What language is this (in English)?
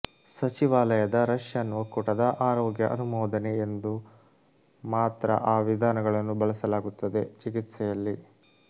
Kannada